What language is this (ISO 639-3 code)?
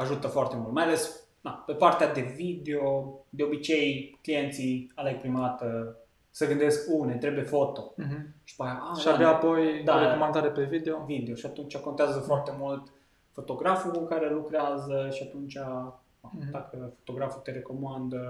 ron